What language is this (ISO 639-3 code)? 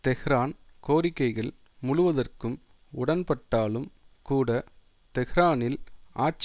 tam